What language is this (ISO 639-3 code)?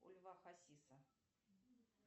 rus